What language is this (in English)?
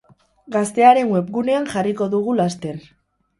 Basque